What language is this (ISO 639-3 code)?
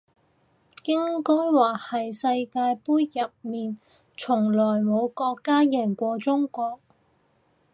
yue